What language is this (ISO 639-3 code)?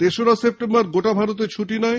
ben